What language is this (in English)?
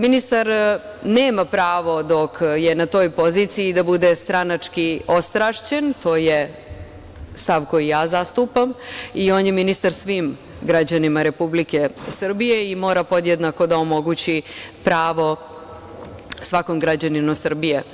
Serbian